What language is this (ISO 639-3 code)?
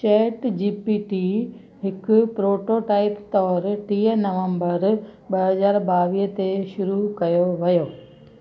snd